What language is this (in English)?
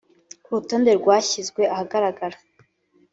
Kinyarwanda